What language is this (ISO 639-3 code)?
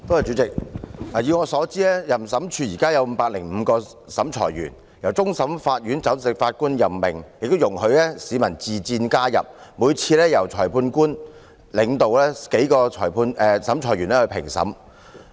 yue